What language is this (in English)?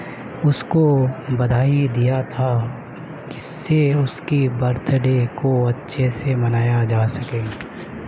Urdu